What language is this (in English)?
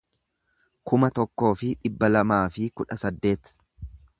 Oromo